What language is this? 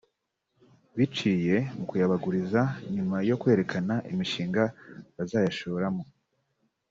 Kinyarwanda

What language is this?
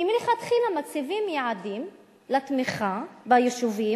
Hebrew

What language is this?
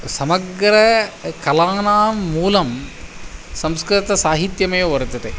Sanskrit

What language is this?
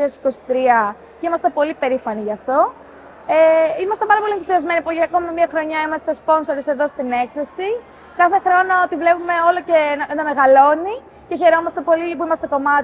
Greek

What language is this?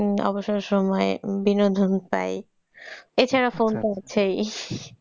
Bangla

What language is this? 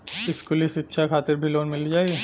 Bhojpuri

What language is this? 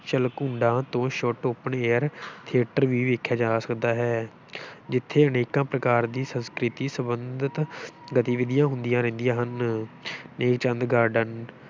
Punjabi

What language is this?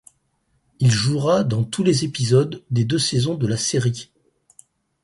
French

